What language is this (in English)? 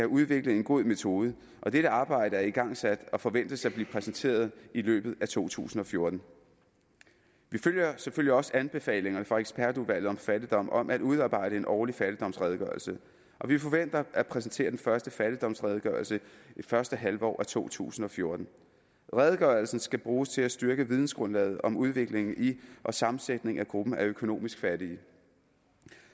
Danish